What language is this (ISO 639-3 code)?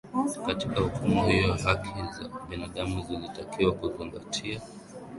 swa